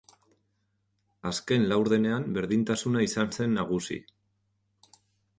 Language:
Basque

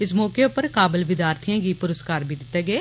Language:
Dogri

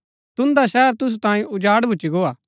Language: Gaddi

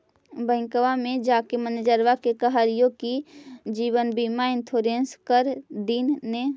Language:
Magahi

